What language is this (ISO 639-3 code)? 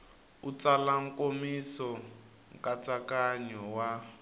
tso